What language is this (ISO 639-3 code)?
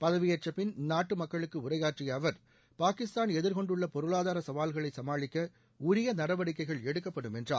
tam